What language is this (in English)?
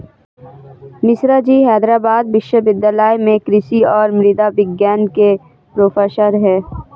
Hindi